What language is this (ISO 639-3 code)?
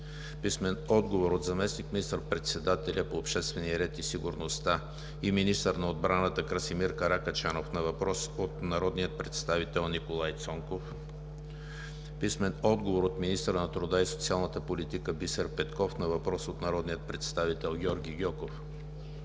bul